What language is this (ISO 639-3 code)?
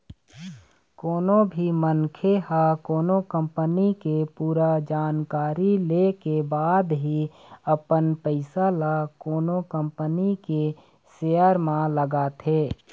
hne